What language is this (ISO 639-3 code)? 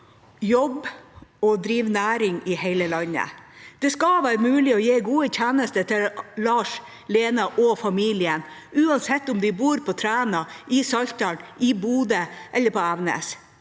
nor